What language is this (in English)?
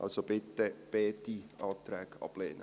Swiss German